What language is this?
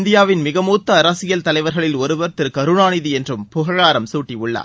Tamil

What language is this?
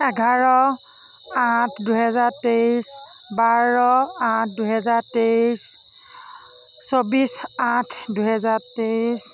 Assamese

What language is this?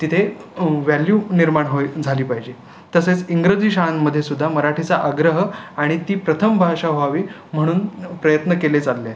Marathi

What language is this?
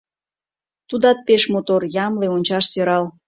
Mari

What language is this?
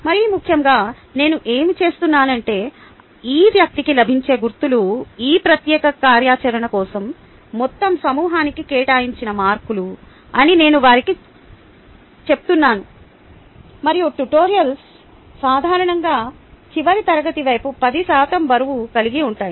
Telugu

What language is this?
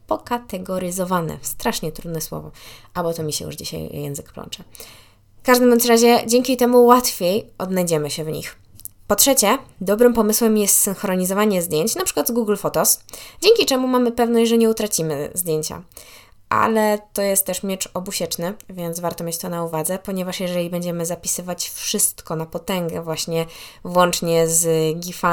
Polish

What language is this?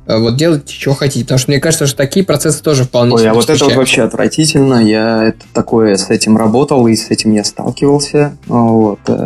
Russian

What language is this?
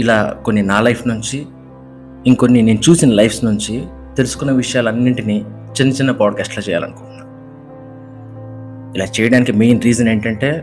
Telugu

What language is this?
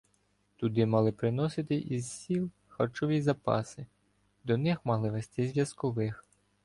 Ukrainian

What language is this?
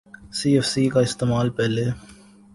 Urdu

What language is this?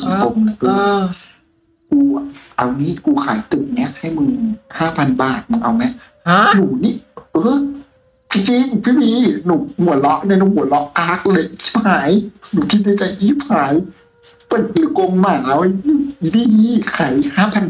Thai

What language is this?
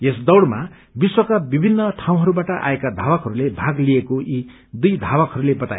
Nepali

